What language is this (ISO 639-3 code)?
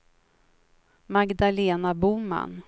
swe